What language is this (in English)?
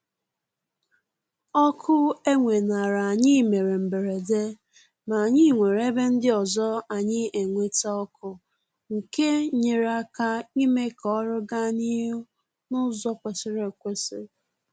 Igbo